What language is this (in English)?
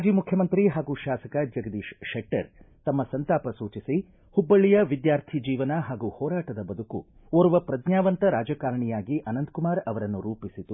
Kannada